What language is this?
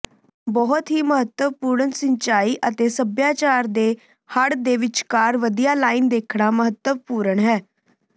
Punjabi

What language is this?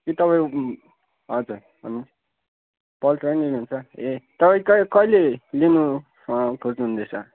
Nepali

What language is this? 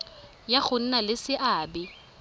Tswana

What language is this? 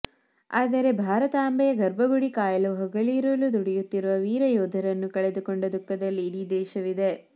Kannada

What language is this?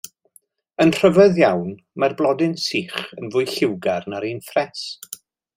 Welsh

